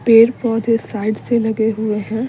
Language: Hindi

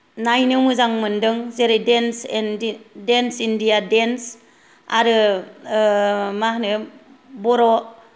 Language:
Bodo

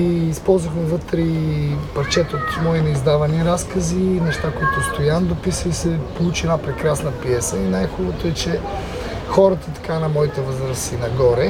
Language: Bulgarian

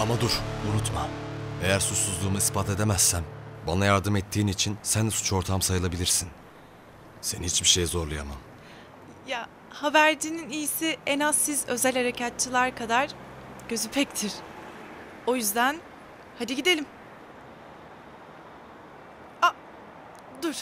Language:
Turkish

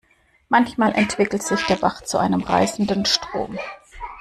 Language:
German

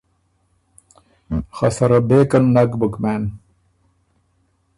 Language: Ormuri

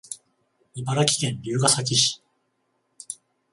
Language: Japanese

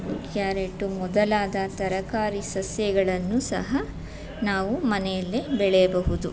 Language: Kannada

